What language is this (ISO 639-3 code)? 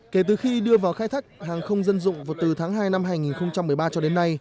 vie